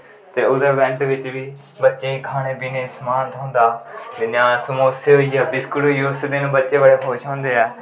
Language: Dogri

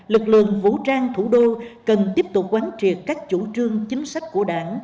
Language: Vietnamese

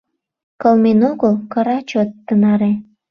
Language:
Mari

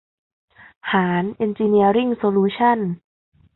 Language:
Thai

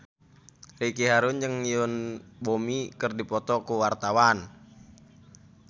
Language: Sundanese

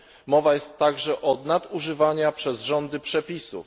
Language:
Polish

